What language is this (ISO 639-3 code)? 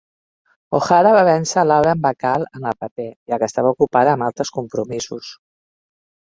cat